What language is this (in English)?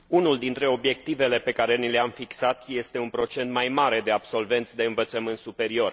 Romanian